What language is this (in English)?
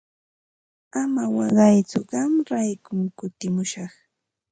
Ambo-Pasco Quechua